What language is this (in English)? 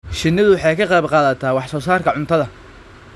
Somali